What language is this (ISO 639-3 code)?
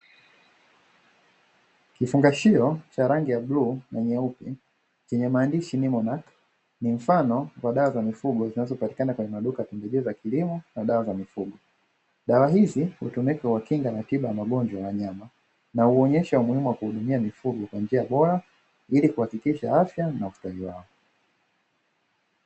swa